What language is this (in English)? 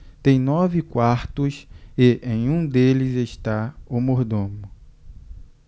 Portuguese